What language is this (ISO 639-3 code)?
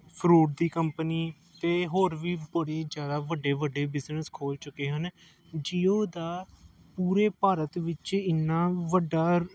pan